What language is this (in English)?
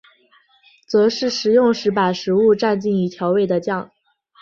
Chinese